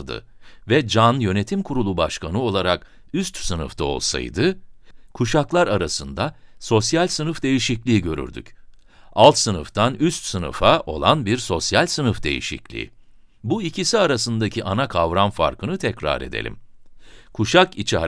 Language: Turkish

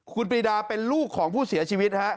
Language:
Thai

